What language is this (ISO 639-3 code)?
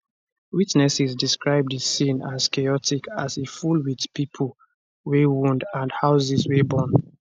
pcm